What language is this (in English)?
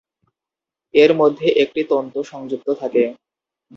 Bangla